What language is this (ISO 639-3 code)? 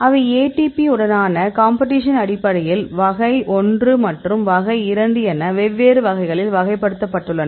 tam